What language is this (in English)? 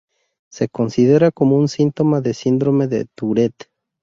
Spanish